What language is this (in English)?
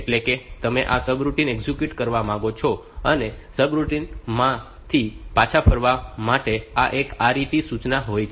Gujarati